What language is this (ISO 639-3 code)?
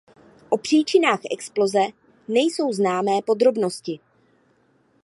ces